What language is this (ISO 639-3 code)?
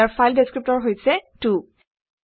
asm